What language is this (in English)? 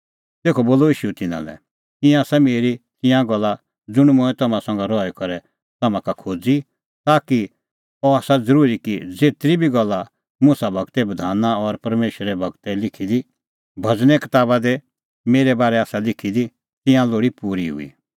Kullu Pahari